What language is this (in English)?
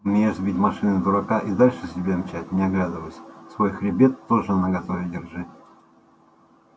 Russian